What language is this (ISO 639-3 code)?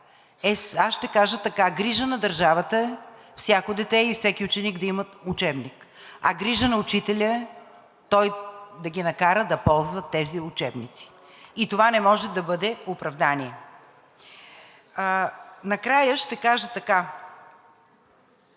bul